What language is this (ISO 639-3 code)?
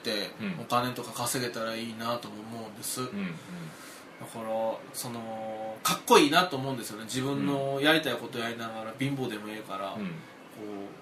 jpn